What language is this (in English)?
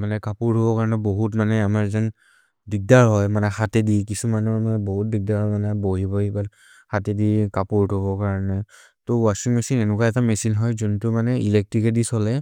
Maria (India)